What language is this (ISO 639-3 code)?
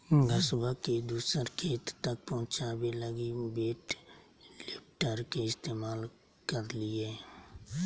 mag